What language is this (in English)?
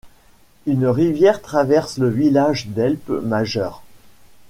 French